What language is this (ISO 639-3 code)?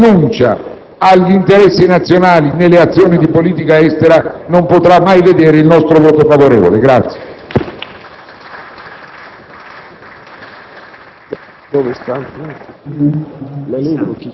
ita